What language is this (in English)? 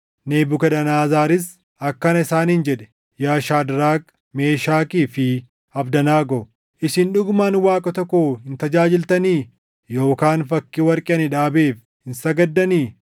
Oromo